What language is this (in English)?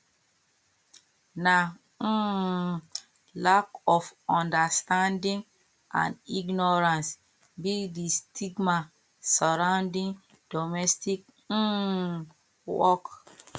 Nigerian Pidgin